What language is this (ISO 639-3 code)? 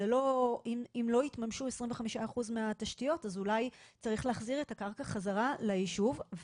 heb